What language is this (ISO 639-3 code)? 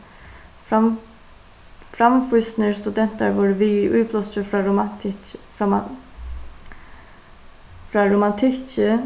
fao